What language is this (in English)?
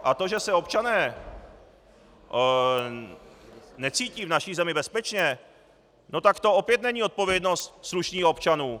Czech